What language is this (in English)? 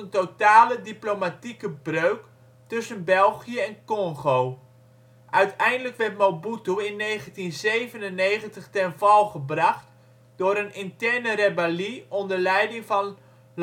Dutch